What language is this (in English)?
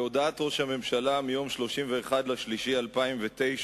Hebrew